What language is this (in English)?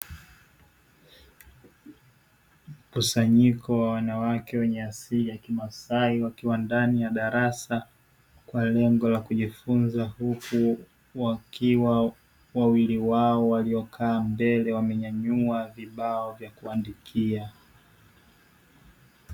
Swahili